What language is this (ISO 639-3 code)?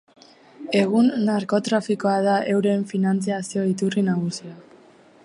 eus